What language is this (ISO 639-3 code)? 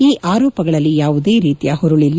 kan